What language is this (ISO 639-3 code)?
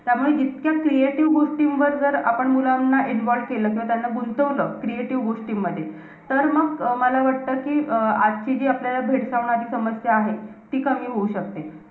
mar